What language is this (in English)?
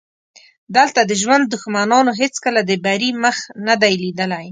Pashto